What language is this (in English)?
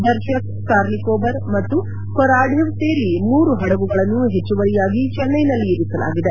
Kannada